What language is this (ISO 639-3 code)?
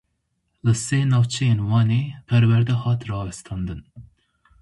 kur